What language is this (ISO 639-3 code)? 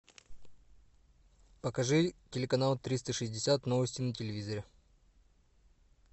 rus